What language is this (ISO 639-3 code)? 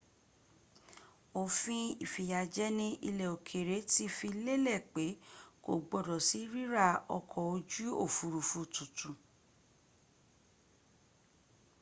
yor